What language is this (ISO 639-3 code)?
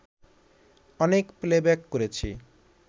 ben